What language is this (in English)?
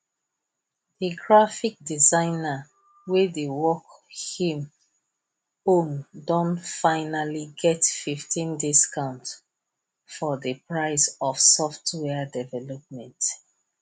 Nigerian Pidgin